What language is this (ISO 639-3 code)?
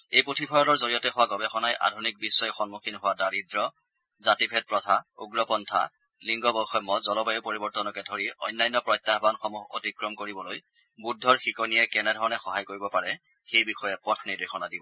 asm